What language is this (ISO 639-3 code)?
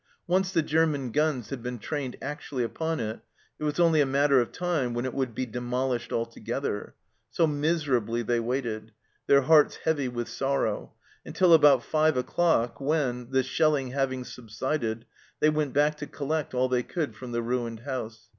eng